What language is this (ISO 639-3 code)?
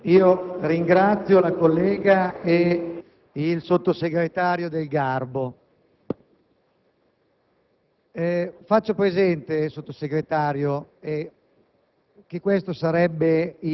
ita